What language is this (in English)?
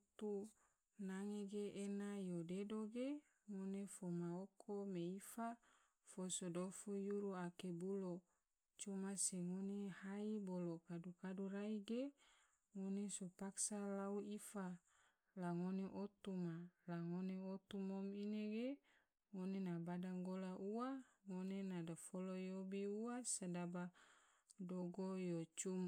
Tidore